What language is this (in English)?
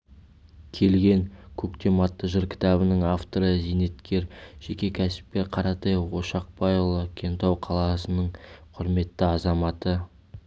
Kazakh